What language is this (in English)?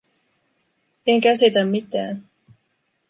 Finnish